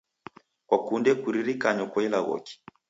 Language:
Taita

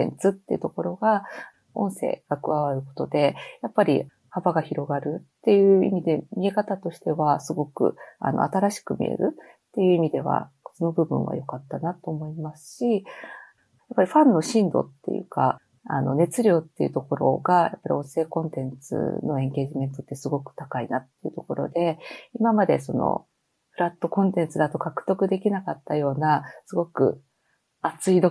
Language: Japanese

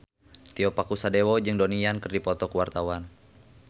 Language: Sundanese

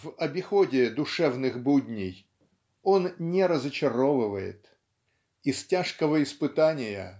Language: Russian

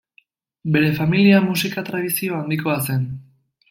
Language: Basque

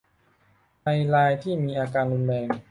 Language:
Thai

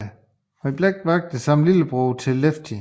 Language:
Danish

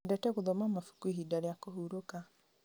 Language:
Kikuyu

